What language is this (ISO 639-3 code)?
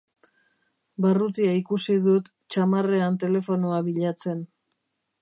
eus